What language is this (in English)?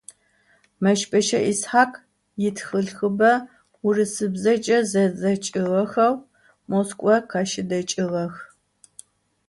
Adyghe